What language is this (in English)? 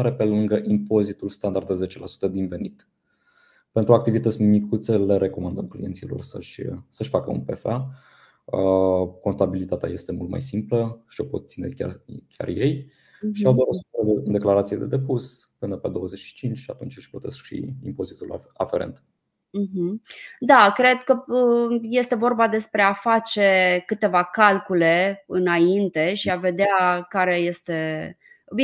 Romanian